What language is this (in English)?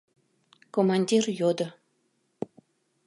Mari